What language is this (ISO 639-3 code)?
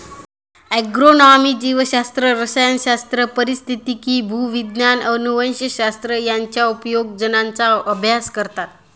mar